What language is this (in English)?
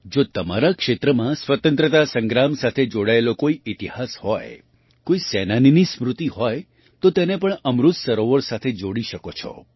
Gujarati